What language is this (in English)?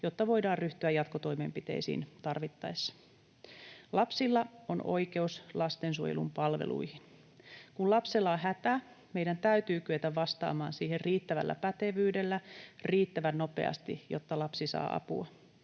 Finnish